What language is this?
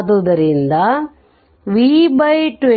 Kannada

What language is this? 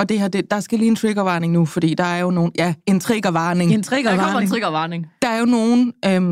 Danish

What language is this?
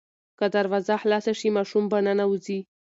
Pashto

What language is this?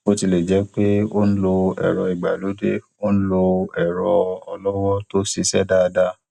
Yoruba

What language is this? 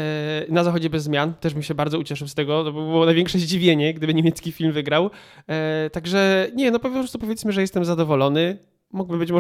Polish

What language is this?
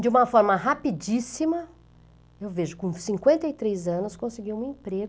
Portuguese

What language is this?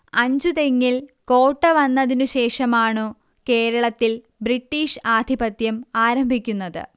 Malayalam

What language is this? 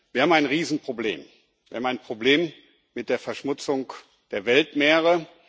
German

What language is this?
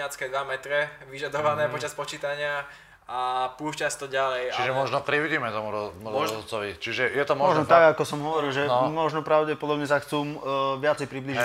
Slovak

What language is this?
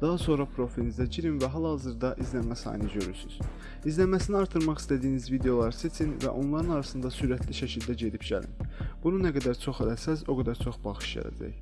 Turkish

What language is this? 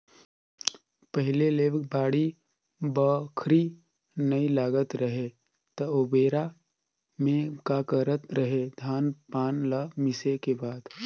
Chhattisgarhi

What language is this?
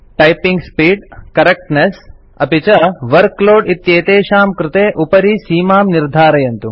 Sanskrit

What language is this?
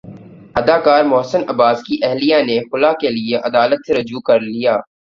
Urdu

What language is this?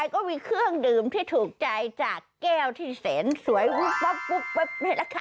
Thai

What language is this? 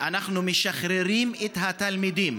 Hebrew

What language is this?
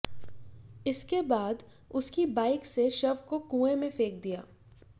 Hindi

